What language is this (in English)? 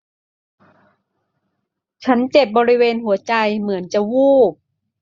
Thai